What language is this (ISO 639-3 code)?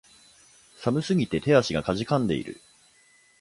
jpn